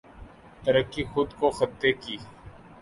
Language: Urdu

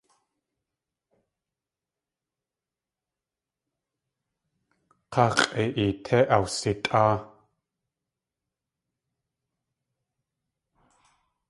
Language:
Tlingit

